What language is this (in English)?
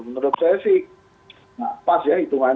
Indonesian